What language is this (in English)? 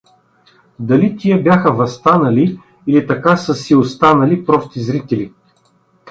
Bulgarian